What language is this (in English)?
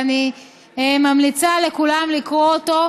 Hebrew